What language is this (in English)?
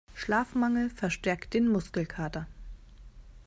German